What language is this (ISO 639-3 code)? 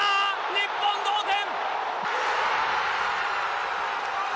jpn